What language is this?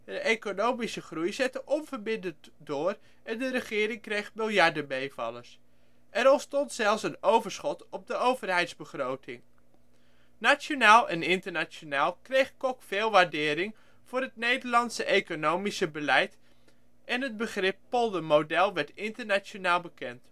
Dutch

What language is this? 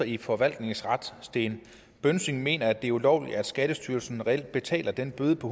Danish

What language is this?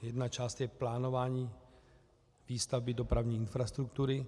Czech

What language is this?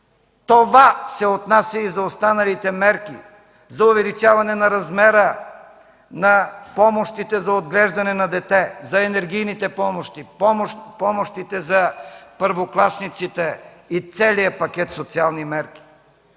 Bulgarian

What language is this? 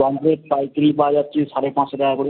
Bangla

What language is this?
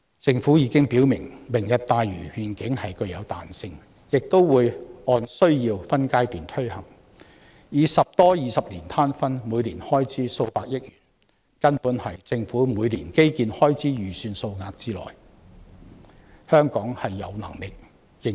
Cantonese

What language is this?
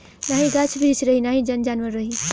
Bhojpuri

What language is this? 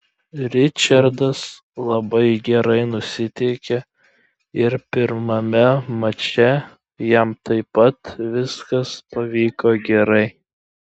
Lithuanian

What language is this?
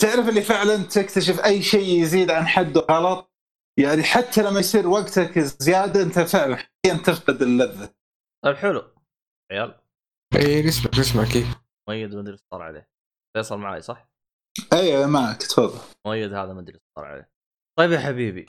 Arabic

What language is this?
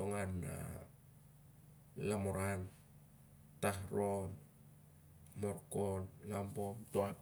Siar-Lak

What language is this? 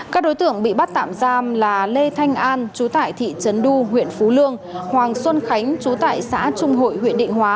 Vietnamese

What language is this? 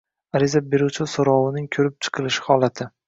Uzbek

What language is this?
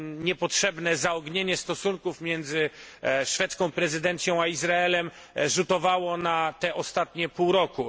Polish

